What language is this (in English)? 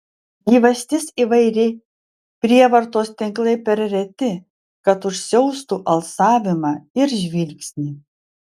Lithuanian